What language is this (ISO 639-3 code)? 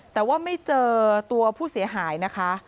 tha